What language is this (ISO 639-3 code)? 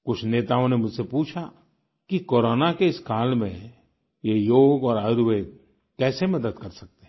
hin